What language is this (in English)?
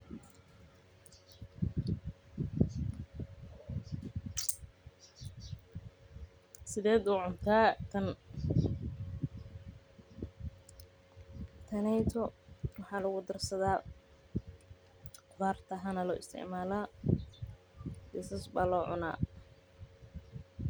Somali